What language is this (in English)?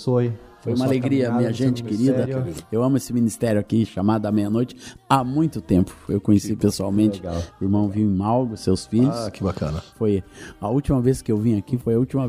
Portuguese